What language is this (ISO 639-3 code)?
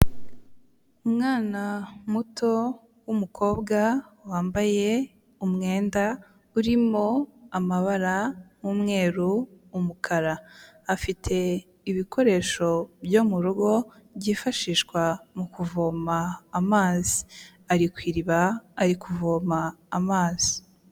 kin